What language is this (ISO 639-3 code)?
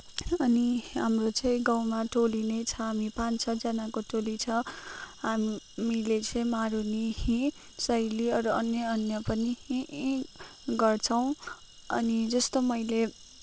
nep